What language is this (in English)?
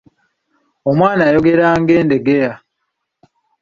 Ganda